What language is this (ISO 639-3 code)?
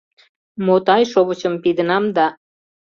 chm